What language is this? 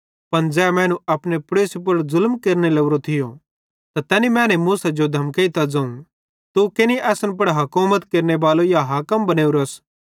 Bhadrawahi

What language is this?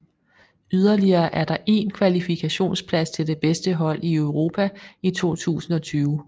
Danish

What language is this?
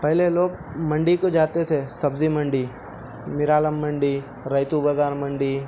Urdu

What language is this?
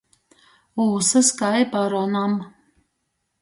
Latgalian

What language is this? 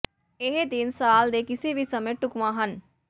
Punjabi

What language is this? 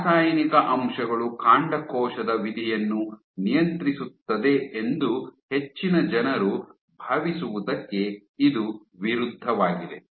Kannada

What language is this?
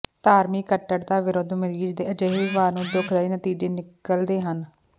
Punjabi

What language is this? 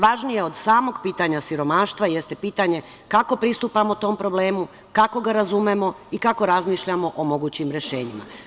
Serbian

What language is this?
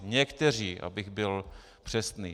Czech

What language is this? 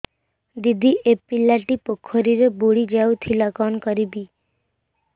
Odia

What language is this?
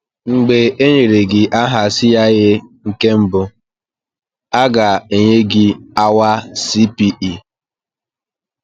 Igbo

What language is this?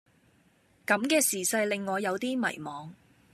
Cantonese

